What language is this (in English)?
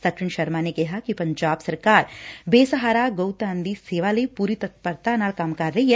Punjabi